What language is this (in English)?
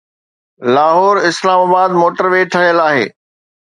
Sindhi